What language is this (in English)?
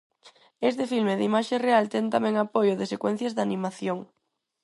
Galician